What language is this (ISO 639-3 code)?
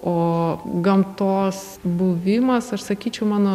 lit